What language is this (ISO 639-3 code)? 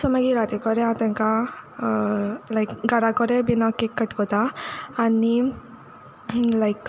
kok